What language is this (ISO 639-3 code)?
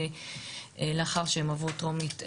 heb